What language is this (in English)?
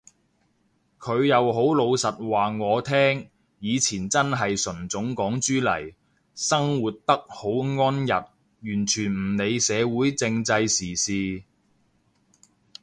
Cantonese